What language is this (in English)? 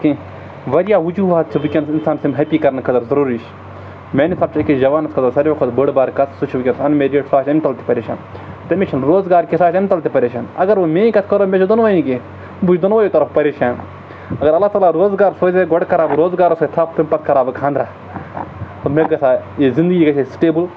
Kashmiri